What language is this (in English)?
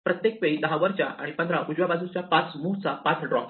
Marathi